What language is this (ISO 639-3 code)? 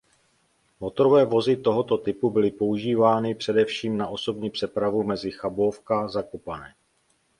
ces